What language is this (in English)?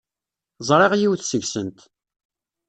Kabyle